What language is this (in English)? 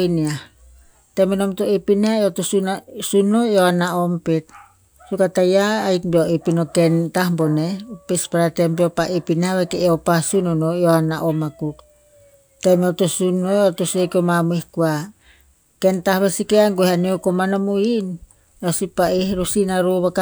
Tinputz